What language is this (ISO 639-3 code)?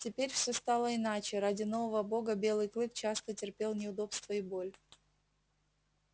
rus